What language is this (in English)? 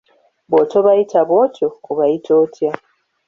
Ganda